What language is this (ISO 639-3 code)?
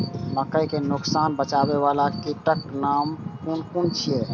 mai